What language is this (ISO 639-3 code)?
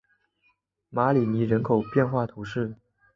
zho